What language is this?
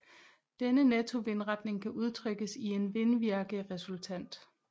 Danish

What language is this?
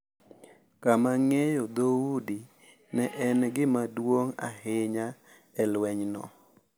Luo (Kenya and Tanzania)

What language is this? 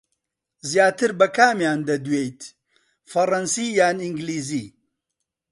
Central Kurdish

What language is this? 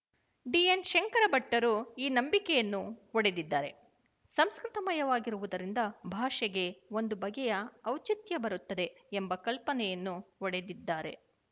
Kannada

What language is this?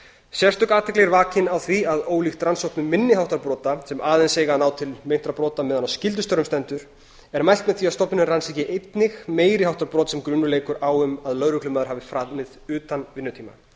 Icelandic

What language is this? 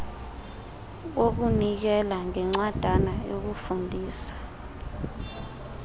Xhosa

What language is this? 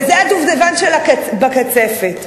Hebrew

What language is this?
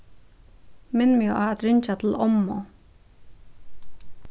Faroese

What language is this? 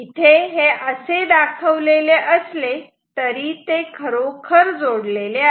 Marathi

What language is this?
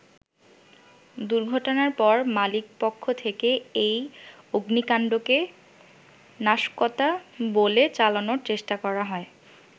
Bangla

